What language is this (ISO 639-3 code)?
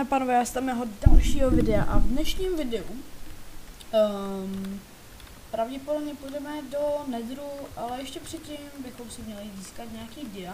ces